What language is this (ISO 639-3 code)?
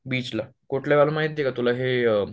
mar